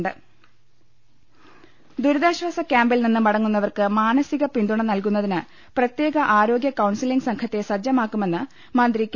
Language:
Malayalam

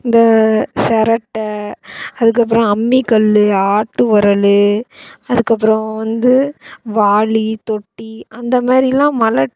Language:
Tamil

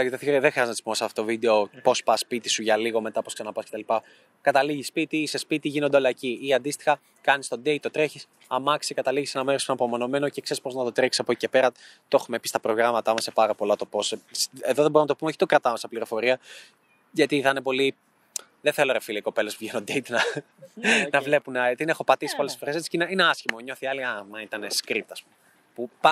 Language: Greek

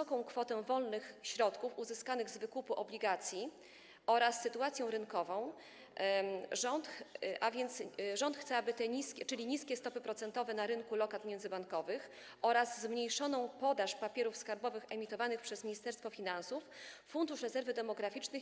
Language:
Polish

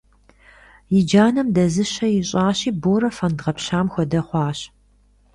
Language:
Kabardian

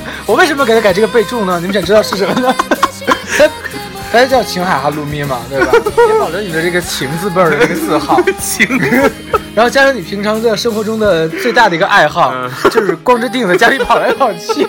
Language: Chinese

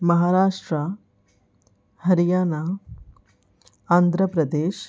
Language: Sindhi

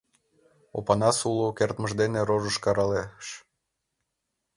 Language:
Mari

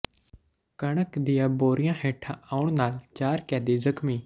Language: Punjabi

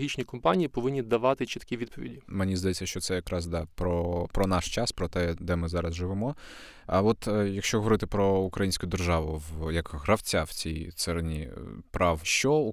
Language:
Ukrainian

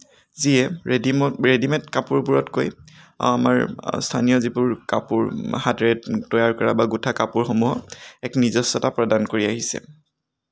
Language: Assamese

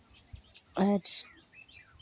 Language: Santali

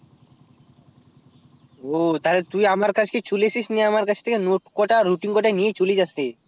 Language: Bangla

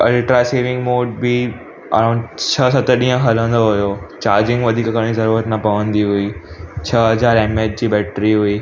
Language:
Sindhi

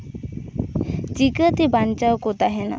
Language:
Santali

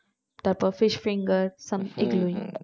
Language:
Bangla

